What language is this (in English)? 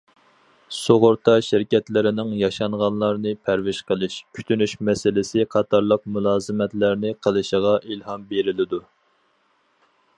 Uyghur